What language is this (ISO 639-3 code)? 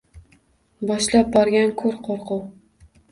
uzb